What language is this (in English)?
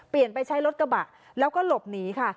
Thai